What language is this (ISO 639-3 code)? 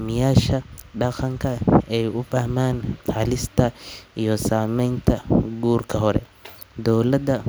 som